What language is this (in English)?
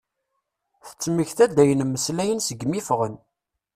Kabyle